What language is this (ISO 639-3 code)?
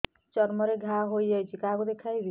ori